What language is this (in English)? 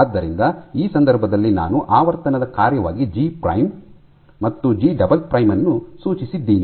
Kannada